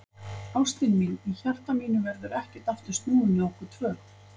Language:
Icelandic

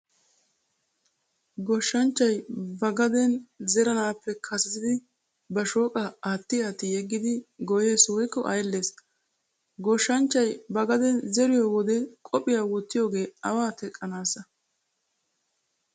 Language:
Wolaytta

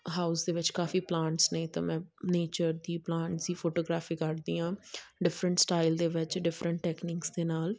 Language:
Punjabi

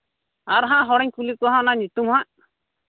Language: Santali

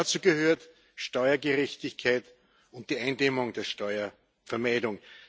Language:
German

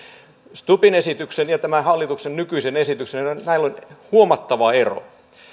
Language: Finnish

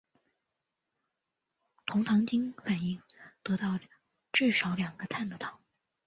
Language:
Chinese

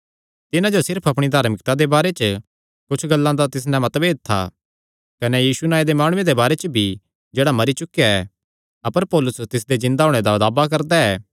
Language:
Kangri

